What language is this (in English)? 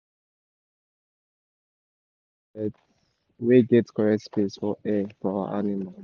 Nigerian Pidgin